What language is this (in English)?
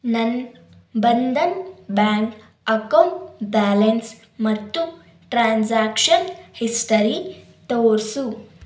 Kannada